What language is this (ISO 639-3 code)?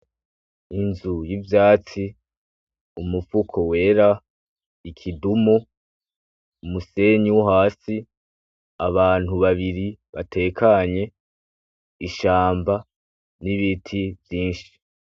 run